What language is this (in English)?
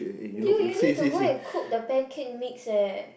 English